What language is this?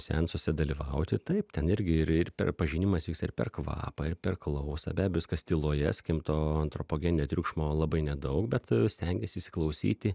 Lithuanian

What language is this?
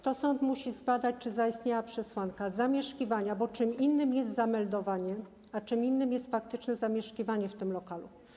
Polish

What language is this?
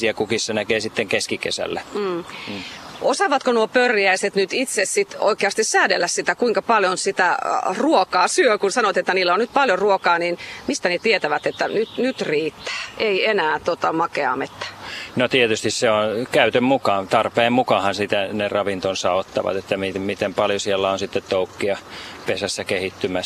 Finnish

